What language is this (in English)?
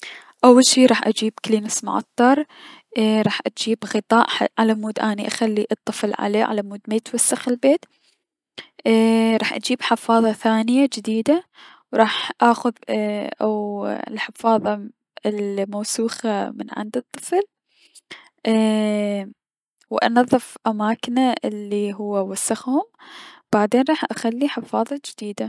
Mesopotamian Arabic